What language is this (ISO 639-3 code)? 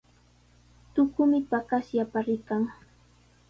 qws